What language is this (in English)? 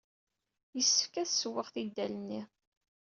Kabyle